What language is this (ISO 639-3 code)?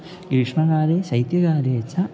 san